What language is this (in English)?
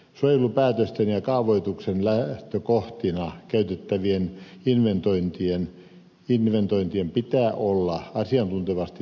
Finnish